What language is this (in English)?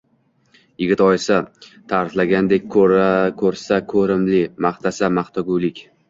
Uzbek